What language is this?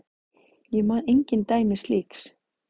Icelandic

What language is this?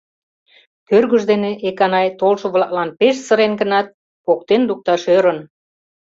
Mari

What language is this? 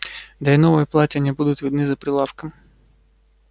Russian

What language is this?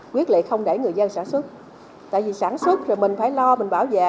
Vietnamese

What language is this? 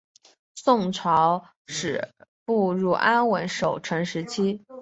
Chinese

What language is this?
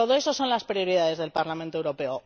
Spanish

